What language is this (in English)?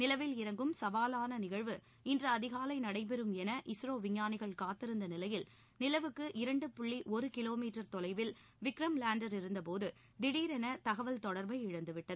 Tamil